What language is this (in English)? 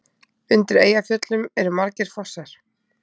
Icelandic